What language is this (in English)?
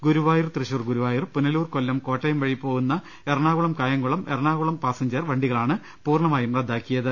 Malayalam